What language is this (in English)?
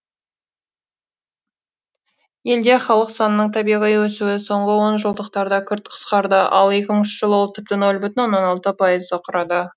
Kazakh